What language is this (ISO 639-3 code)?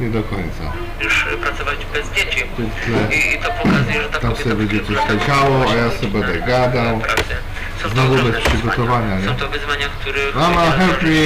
pol